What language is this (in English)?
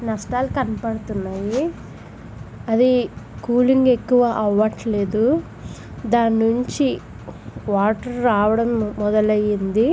Telugu